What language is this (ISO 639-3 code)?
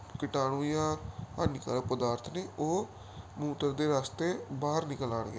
pan